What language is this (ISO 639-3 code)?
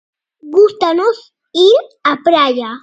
glg